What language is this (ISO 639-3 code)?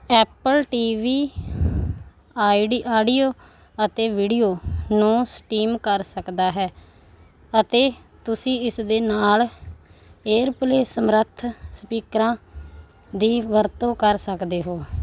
pan